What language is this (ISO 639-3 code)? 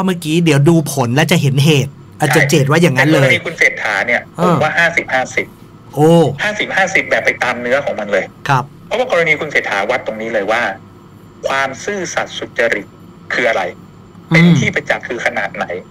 tha